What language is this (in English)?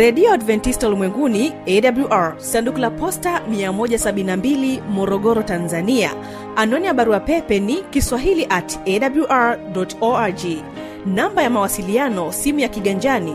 Swahili